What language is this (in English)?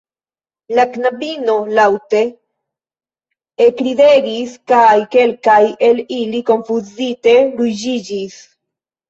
Esperanto